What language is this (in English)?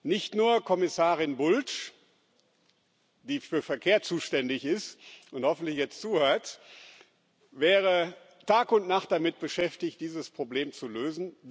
German